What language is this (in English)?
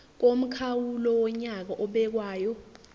Zulu